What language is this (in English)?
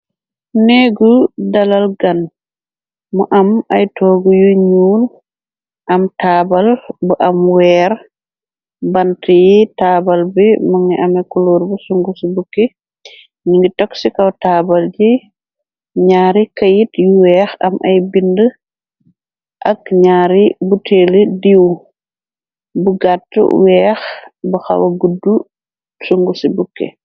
Wolof